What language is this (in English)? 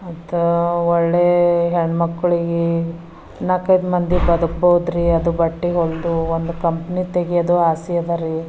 Kannada